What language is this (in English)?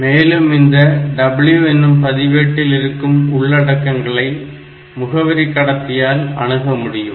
Tamil